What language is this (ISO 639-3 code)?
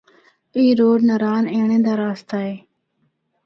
hno